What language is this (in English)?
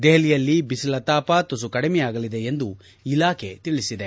Kannada